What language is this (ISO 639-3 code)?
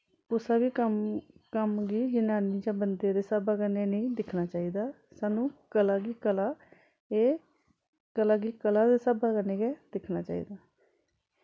doi